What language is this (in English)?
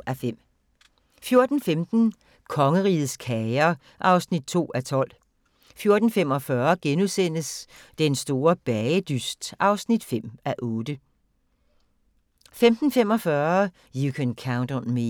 Danish